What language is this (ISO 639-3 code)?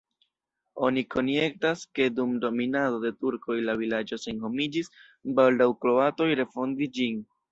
epo